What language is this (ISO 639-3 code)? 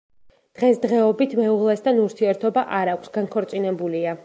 kat